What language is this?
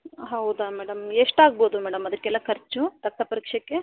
Kannada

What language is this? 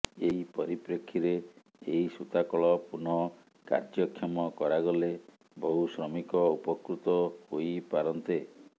Odia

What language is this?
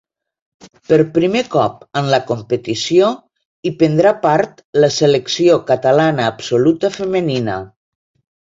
Catalan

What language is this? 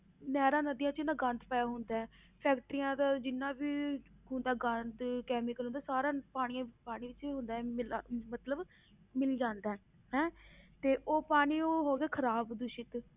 Punjabi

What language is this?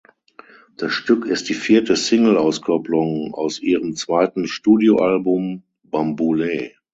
German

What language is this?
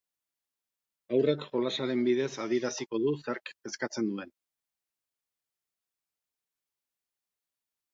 Basque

